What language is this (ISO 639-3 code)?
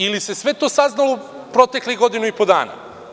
srp